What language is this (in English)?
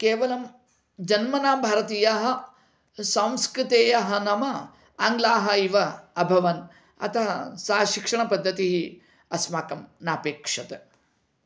Sanskrit